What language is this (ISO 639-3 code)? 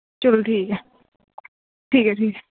doi